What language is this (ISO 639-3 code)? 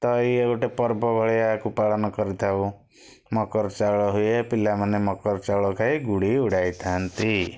ori